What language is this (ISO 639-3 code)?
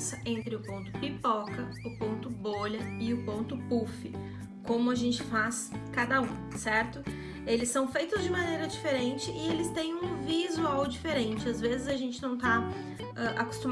por